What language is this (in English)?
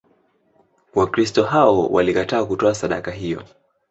Swahili